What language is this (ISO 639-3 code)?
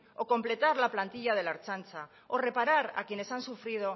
spa